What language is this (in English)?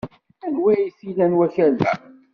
Kabyle